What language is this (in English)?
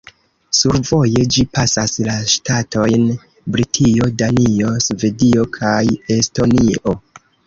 Esperanto